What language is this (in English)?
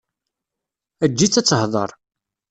Kabyle